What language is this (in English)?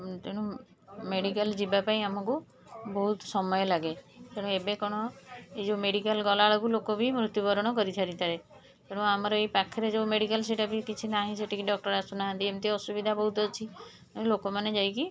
Odia